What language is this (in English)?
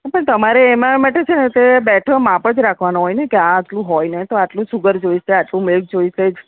Gujarati